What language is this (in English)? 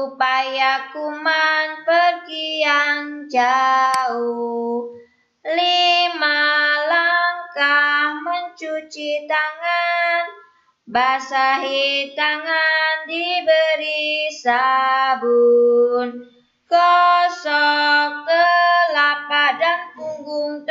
Indonesian